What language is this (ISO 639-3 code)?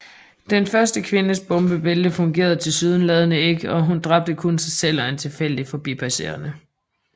dan